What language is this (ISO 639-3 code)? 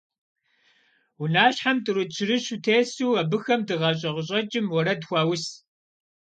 kbd